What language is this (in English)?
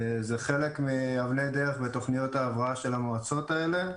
Hebrew